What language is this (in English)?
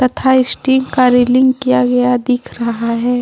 Hindi